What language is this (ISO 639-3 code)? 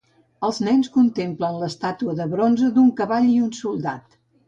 cat